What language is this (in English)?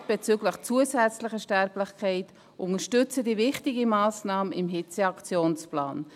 Swiss German